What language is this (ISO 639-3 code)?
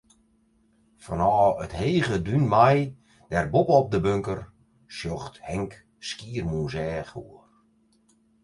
fry